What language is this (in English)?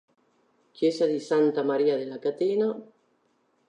Italian